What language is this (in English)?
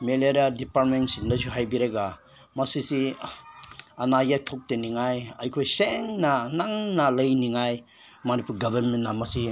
Manipuri